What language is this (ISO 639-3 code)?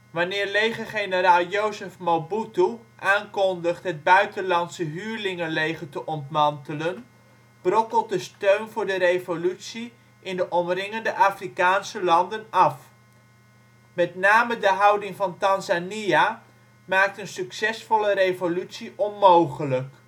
nld